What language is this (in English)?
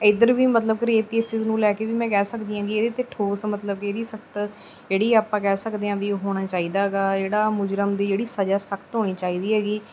Punjabi